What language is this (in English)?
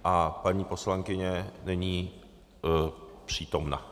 Czech